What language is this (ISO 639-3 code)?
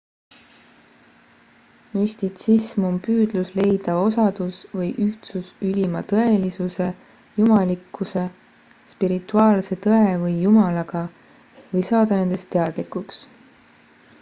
est